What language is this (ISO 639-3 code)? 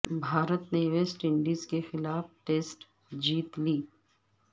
urd